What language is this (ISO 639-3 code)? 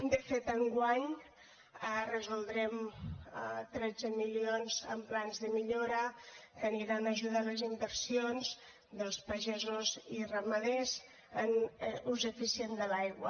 cat